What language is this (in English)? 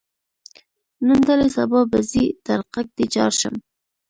Pashto